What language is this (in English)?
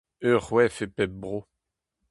Breton